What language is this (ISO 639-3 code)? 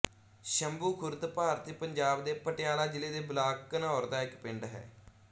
pan